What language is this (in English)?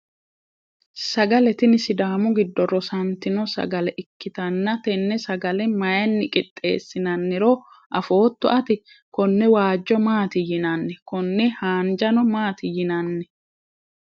Sidamo